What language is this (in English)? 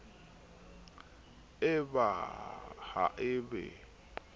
Southern Sotho